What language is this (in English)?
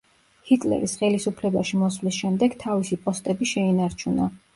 Georgian